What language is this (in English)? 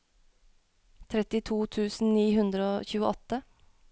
Norwegian